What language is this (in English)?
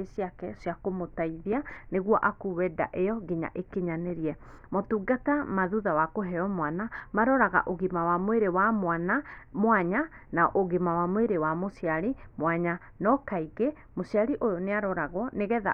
Kikuyu